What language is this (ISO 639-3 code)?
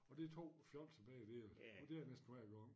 dan